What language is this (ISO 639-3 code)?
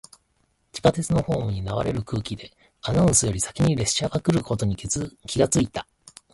jpn